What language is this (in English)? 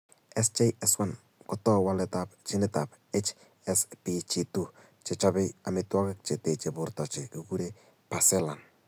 Kalenjin